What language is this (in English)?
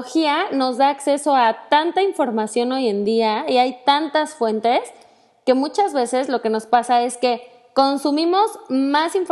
Spanish